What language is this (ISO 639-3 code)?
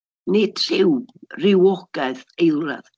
cym